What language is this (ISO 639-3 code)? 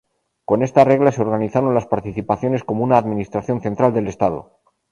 spa